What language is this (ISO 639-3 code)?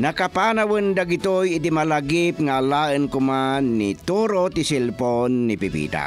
fil